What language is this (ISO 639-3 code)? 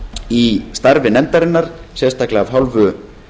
isl